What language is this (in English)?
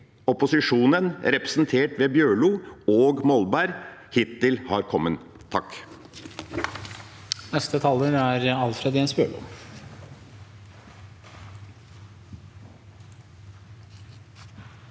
Norwegian